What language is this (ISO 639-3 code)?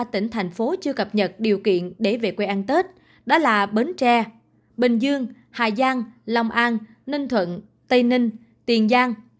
vie